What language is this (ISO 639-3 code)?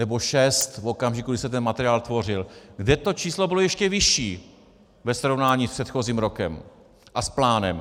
ces